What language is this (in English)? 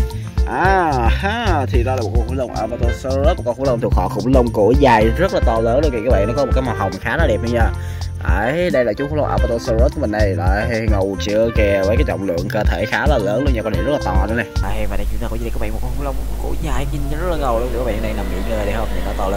Vietnamese